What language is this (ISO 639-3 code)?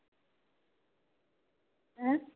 tam